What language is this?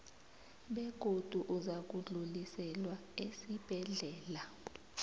South Ndebele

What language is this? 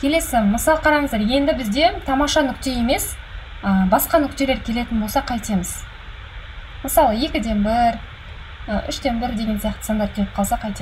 Russian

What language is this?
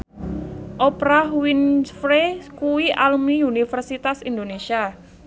Javanese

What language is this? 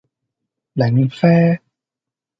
Cantonese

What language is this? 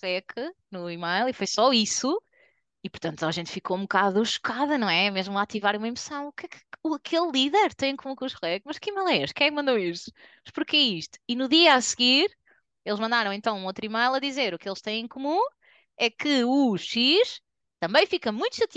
Portuguese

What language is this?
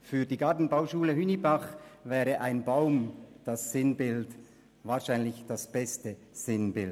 Swiss German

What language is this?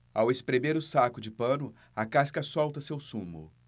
Portuguese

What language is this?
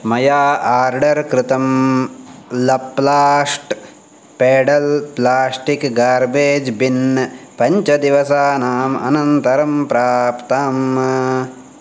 Sanskrit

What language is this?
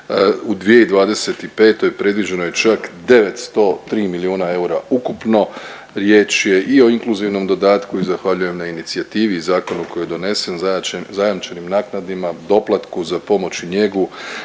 Croatian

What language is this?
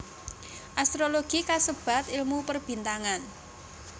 Javanese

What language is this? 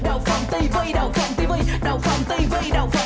Vietnamese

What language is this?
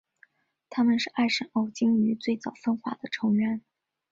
Chinese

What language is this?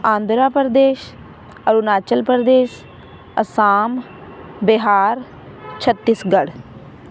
Punjabi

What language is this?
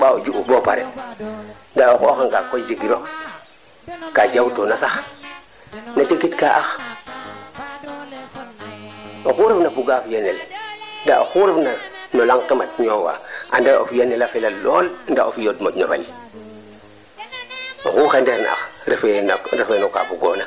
Serer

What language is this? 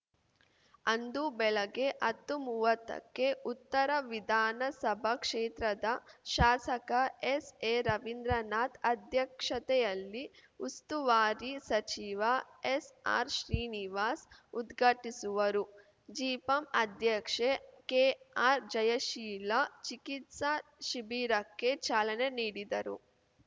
Kannada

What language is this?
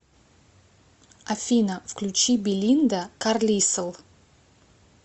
Russian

